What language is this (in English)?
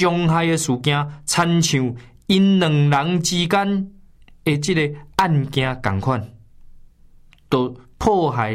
Chinese